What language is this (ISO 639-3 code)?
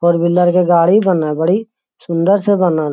mag